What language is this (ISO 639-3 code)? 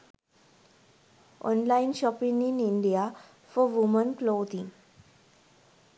sin